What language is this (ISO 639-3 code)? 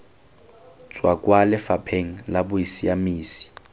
tsn